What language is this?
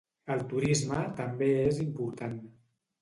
Catalan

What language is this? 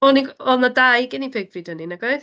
Welsh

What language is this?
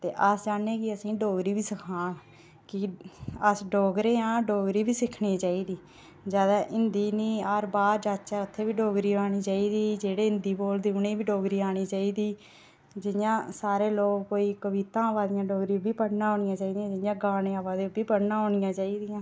Dogri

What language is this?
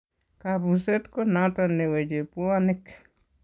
Kalenjin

